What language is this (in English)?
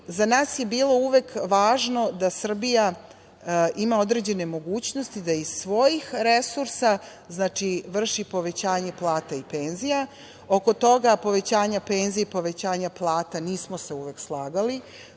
Serbian